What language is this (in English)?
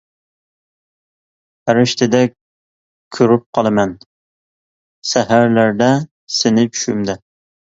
Uyghur